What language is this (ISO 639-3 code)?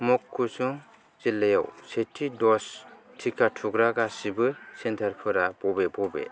brx